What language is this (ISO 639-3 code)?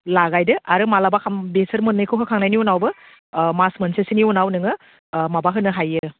brx